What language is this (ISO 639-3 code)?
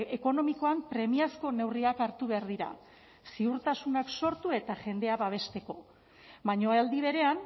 eus